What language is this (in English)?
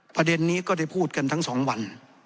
Thai